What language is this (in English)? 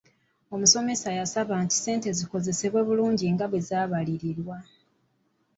Ganda